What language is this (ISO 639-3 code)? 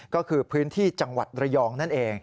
tha